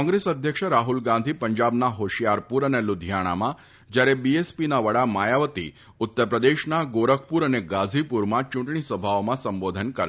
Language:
Gujarati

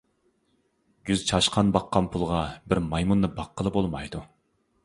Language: Uyghur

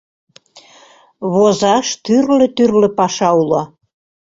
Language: Mari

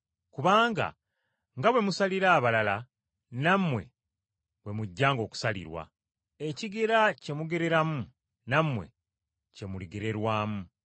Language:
Ganda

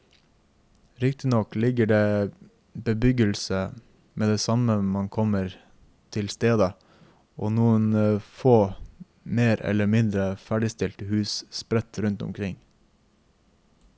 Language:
Norwegian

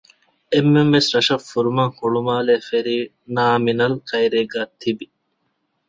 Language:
Divehi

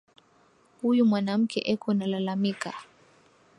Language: Swahili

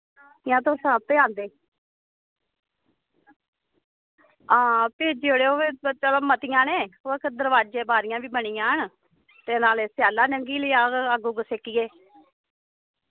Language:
Dogri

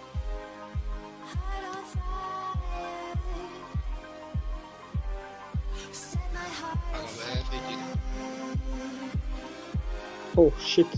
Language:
Turkish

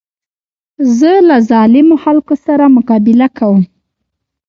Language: Pashto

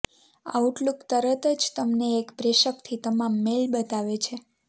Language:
Gujarati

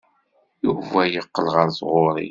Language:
Kabyle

